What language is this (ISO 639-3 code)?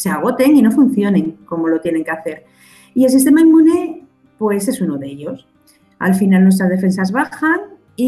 spa